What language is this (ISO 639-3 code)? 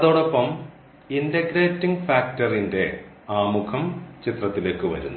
mal